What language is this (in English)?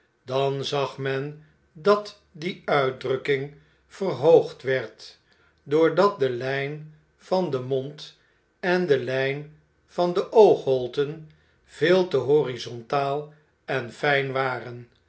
Dutch